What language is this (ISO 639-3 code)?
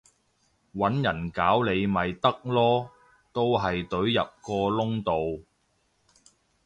yue